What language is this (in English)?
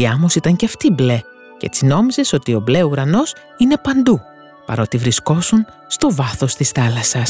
Greek